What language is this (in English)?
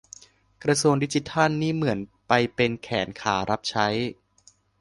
Thai